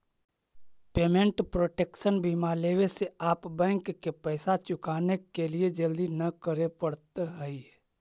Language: Magahi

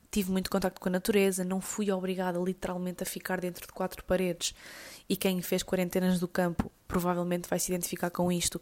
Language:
Portuguese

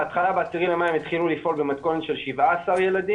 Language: Hebrew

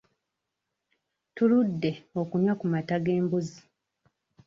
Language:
Ganda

